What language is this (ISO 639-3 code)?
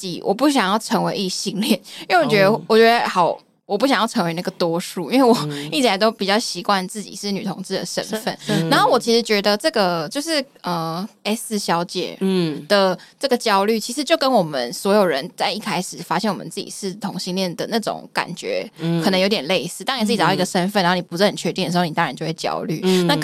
zho